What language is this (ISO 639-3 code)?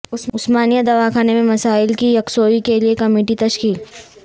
urd